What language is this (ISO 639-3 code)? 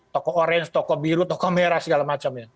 ind